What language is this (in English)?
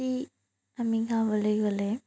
Assamese